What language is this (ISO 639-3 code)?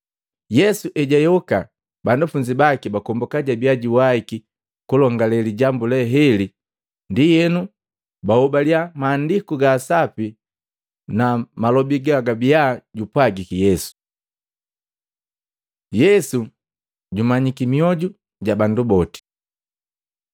mgv